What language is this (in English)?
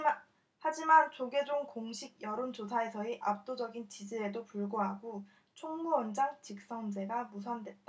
Korean